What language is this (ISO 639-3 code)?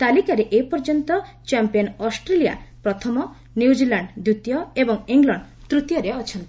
ori